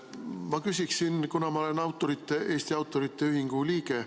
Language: Estonian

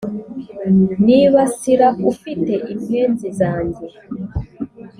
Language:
Kinyarwanda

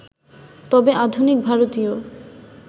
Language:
Bangla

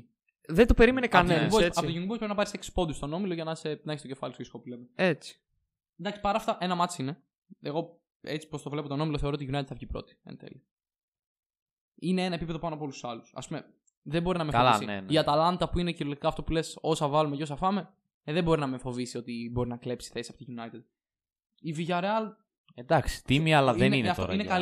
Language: Greek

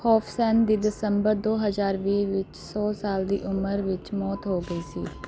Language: Punjabi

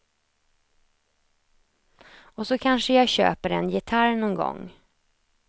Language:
Swedish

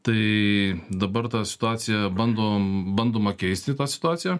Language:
Lithuanian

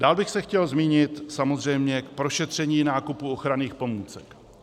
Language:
Czech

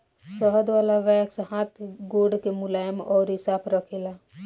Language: Bhojpuri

